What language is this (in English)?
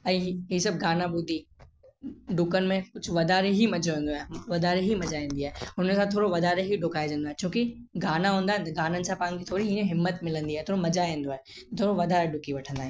Sindhi